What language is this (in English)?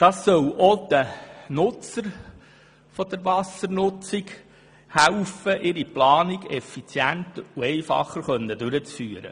Swiss German